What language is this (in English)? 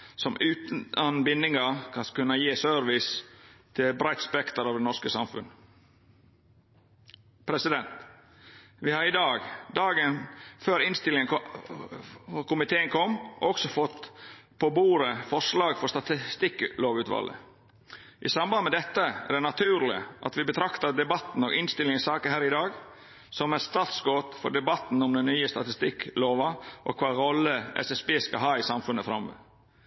Norwegian Nynorsk